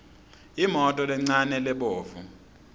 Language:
Swati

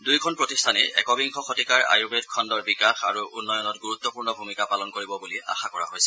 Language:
Assamese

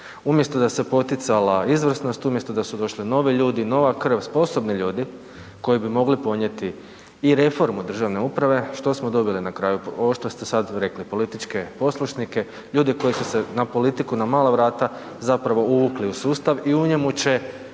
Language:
Croatian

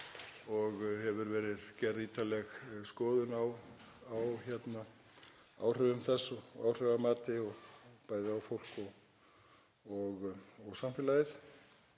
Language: Icelandic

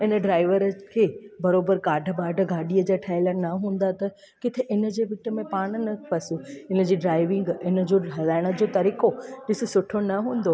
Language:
Sindhi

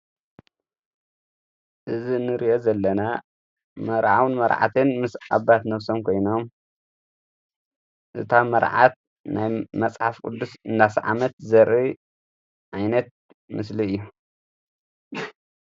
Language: Tigrinya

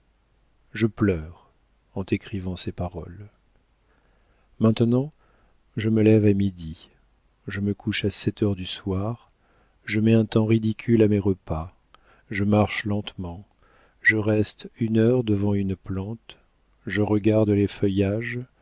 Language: French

